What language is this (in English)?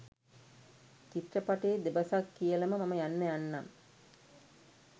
Sinhala